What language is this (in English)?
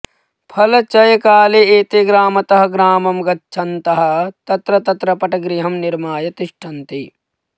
Sanskrit